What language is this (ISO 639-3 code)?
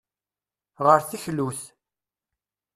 kab